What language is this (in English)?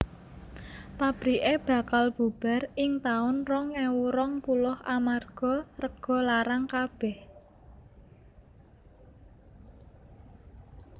Javanese